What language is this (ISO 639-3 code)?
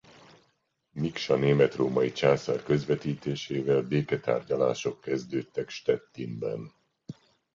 hun